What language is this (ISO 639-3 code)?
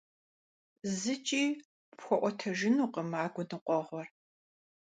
kbd